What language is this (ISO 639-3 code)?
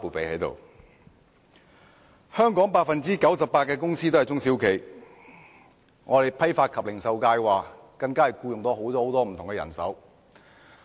yue